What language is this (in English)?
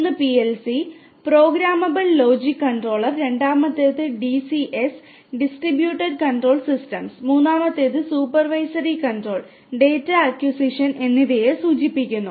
Malayalam